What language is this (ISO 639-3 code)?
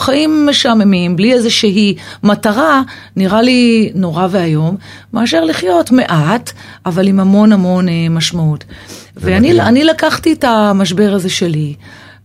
heb